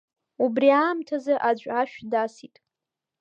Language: Abkhazian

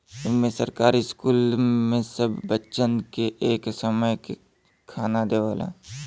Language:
Bhojpuri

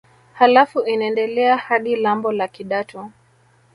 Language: Swahili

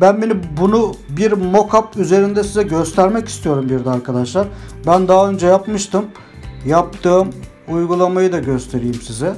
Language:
Turkish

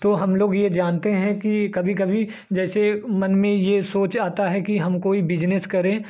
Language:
Hindi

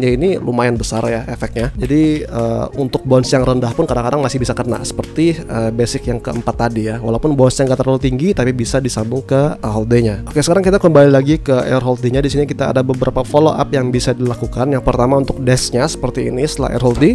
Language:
Indonesian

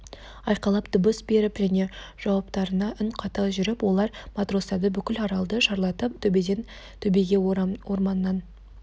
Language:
Kazakh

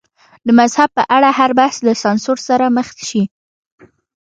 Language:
Pashto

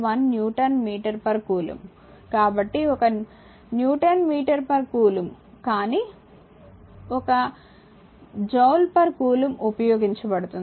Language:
Telugu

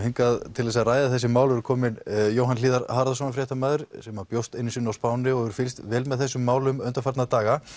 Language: Icelandic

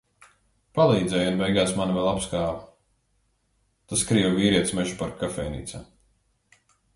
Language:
Latvian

